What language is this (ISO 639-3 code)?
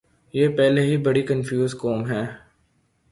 urd